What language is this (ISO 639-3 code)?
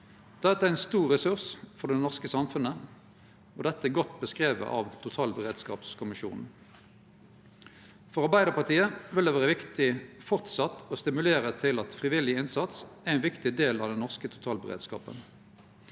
nor